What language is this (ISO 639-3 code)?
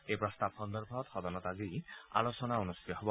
asm